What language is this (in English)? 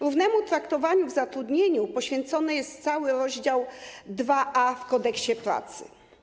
Polish